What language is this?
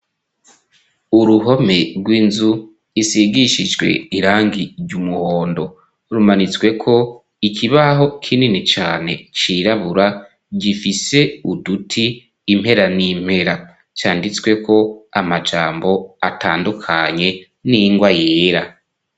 Rundi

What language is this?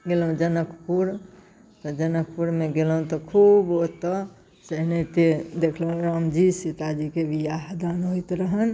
Maithili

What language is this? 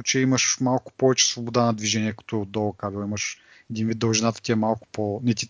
Bulgarian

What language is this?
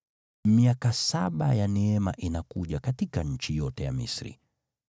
Swahili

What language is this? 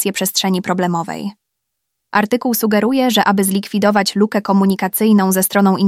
Polish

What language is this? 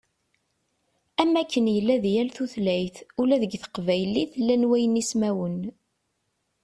Kabyle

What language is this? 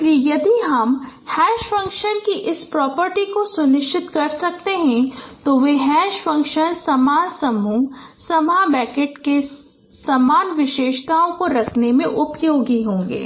Hindi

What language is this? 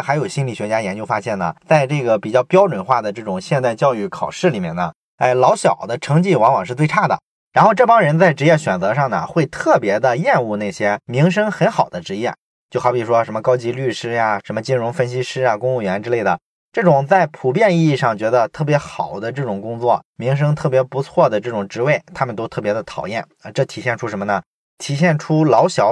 Chinese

